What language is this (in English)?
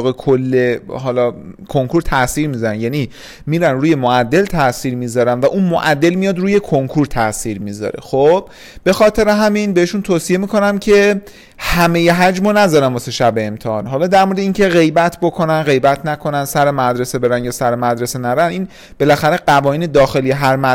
Persian